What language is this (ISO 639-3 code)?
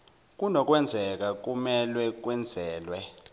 zul